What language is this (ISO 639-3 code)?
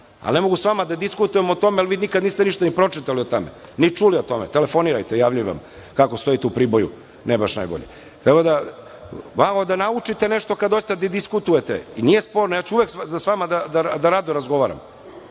srp